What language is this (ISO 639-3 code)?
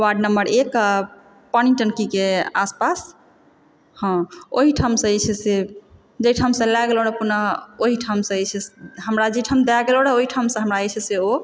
mai